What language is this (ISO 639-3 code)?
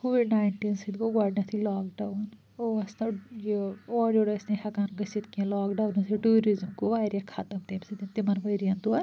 kas